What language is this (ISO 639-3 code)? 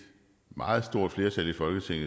dan